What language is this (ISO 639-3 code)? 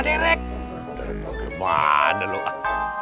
ind